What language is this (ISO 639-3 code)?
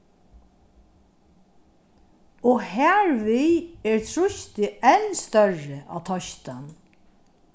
fao